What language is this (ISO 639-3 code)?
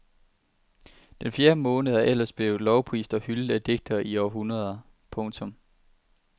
dan